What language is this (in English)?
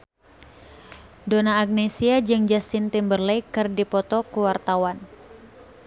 Sundanese